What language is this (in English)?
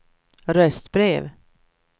Swedish